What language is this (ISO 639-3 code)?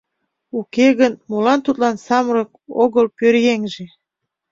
chm